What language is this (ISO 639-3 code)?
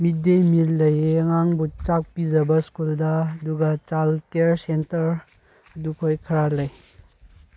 mni